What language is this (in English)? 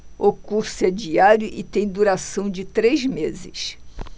Portuguese